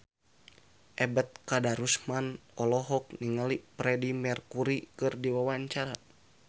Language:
Sundanese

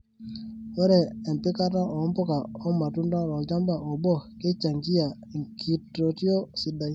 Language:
Masai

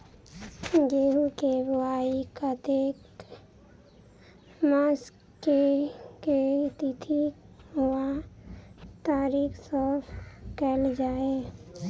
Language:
Maithili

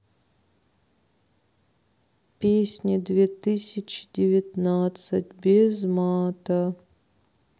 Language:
Russian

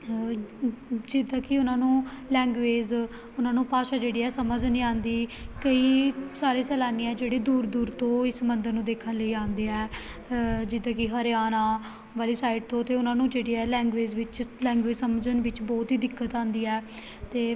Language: Punjabi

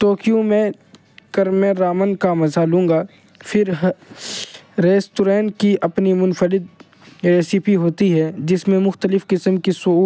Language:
Urdu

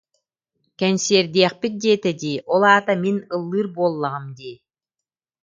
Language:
Yakut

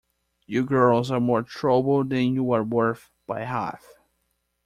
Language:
English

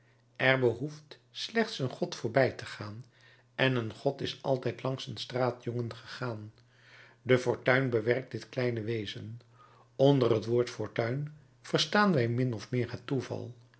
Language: Dutch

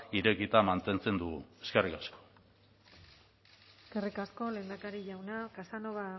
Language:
Basque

